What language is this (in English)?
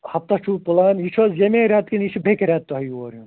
Kashmiri